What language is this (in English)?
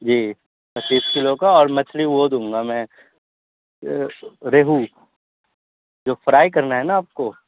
Urdu